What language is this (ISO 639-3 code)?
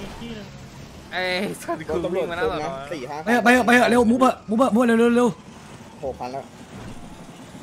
tha